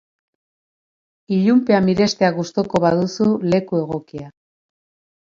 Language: Basque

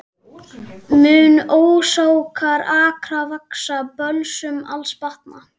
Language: Icelandic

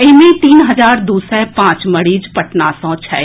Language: Maithili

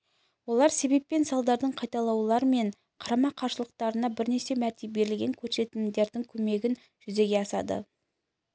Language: Kazakh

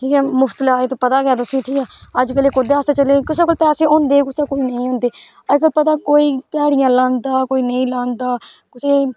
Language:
Dogri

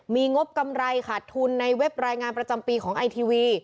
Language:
Thai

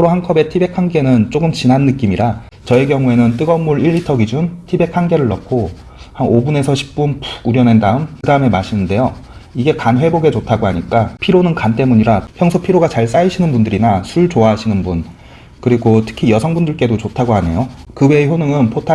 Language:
Korean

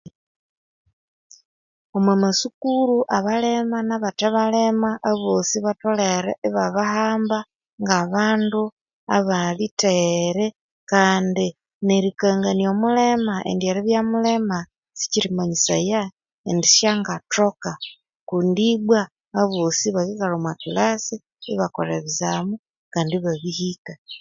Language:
Konzo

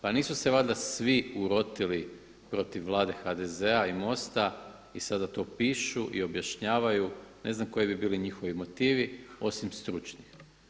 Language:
Croatian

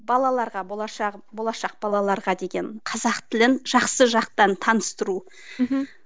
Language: Kazakh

